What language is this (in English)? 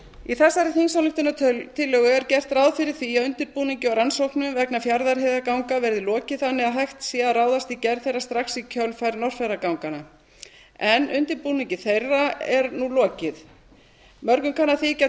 Icelandic